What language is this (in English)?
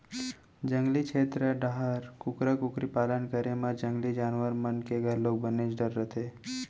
Chhattisgarhi